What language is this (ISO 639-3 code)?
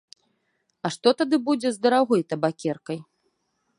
bel